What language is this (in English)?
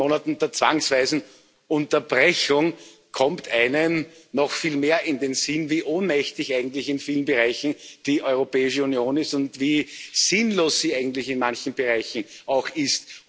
German